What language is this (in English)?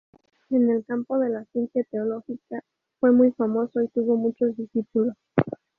Spanish